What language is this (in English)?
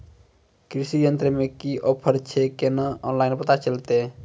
Maithili